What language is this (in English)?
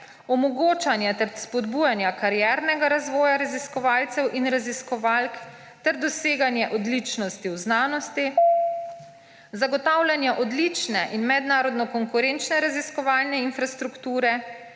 Slovenian